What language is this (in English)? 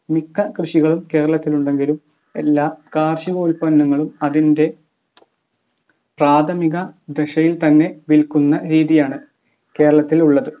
Malayalam